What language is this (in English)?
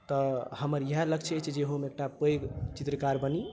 Maithili